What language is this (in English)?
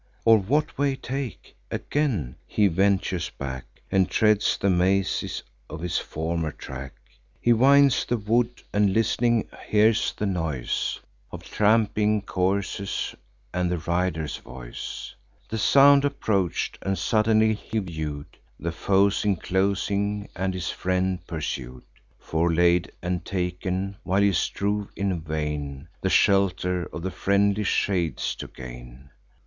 English